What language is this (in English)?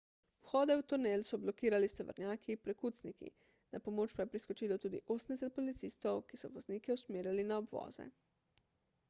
Slovenian